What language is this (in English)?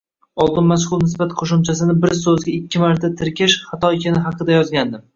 Uzbek